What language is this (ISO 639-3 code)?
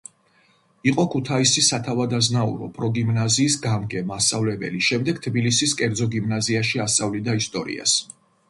kat